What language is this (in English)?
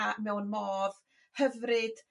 Welsh